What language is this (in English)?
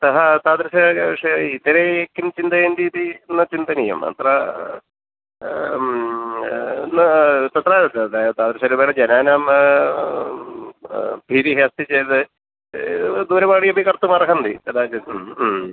Sanskrit